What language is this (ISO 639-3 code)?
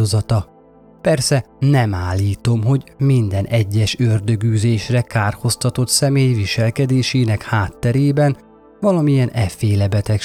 hun